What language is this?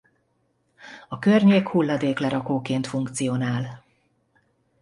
Hungarian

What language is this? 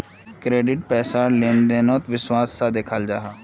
Magahi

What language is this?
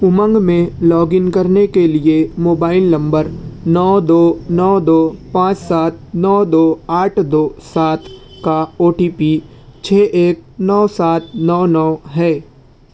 Urdu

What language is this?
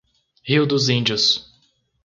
Portuguese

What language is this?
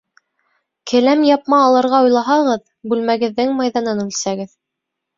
Bashkir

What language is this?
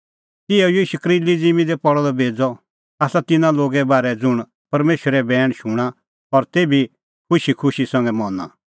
Kullu Pahari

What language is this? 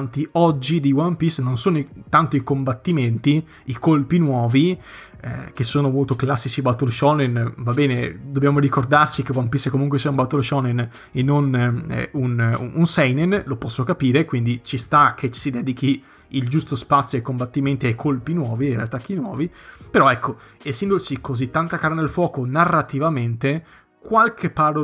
Italian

